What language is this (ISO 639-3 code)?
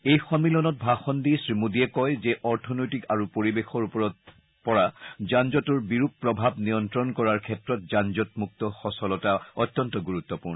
asm